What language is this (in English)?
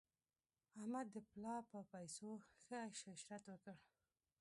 Pashto